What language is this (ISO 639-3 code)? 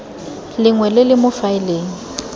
tsn